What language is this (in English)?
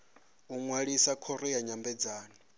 Venda